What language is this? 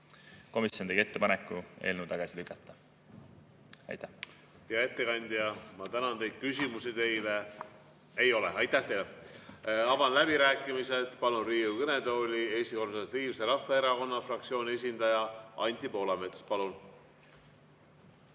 Estonian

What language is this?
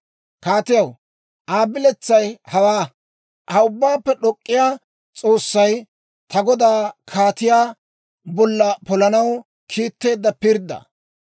Dawro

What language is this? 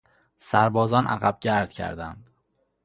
Persian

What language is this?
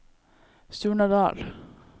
Norwegian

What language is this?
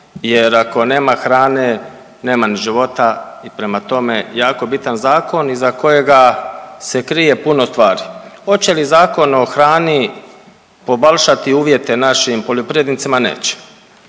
Croatian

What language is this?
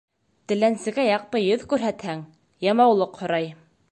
Bashkir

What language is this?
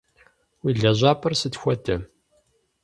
Kabardian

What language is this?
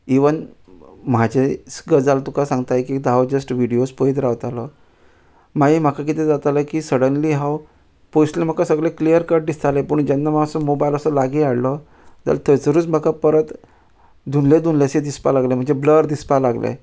Konkani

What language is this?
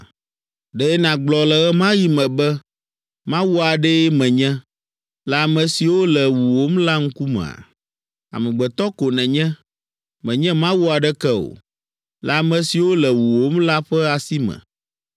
Ewe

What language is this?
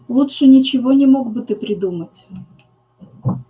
Russian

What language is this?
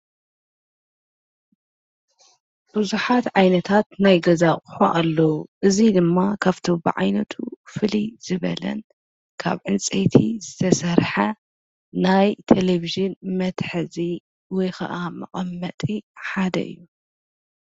Tigrinya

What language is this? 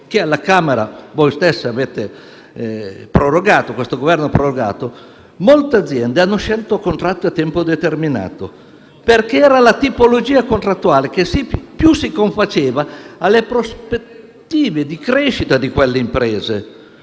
Italian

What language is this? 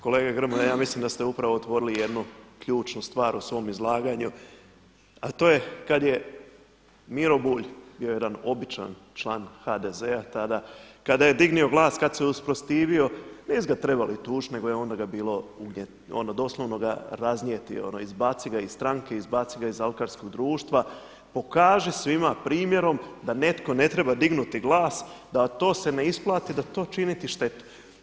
Croatian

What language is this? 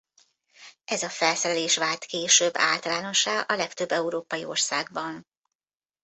Hungarian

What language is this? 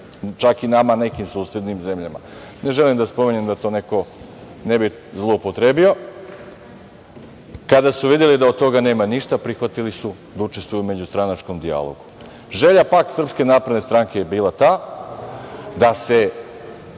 Serbian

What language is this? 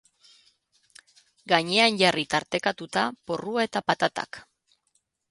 Basque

